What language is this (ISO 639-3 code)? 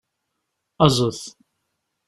kab